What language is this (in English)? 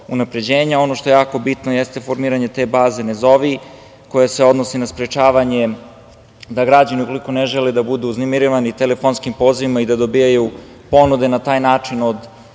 Serbian